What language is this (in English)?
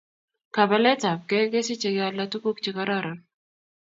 Kalenjin